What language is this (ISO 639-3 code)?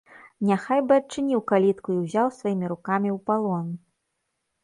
bel